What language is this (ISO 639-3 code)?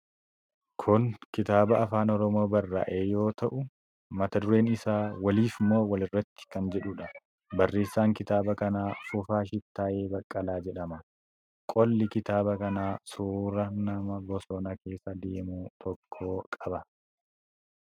orm